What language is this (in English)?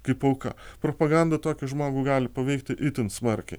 Lithuanian